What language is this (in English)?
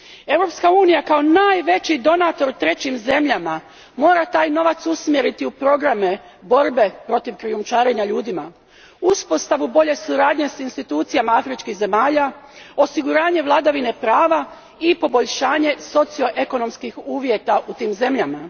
Croatian